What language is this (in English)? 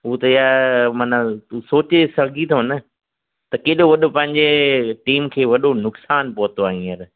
Sindhi